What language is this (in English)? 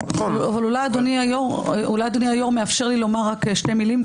Hebrew